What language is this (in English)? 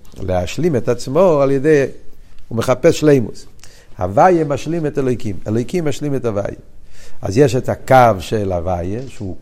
Hebrew